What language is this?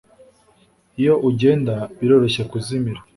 Kinyarwanda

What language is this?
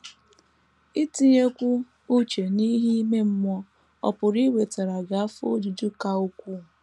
Igbo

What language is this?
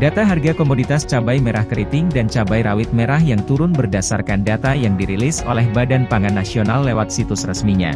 Indonesian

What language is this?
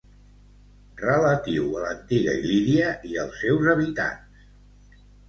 Catalan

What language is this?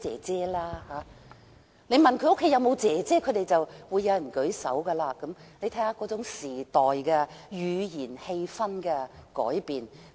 Cantonese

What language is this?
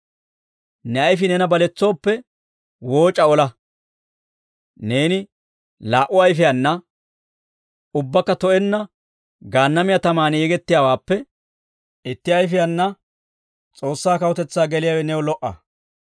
Dawro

